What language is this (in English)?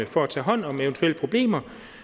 Danish